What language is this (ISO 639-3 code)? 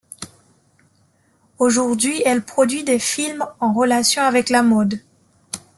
fra